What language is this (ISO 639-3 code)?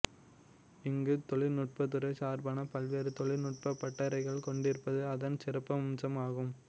tam